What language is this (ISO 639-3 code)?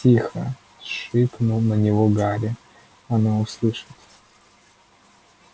rus